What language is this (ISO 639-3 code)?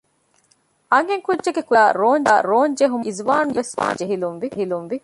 div